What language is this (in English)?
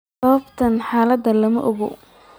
Somali